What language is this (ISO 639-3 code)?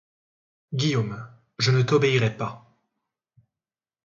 fra